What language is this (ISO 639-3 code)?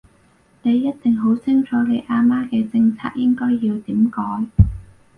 yue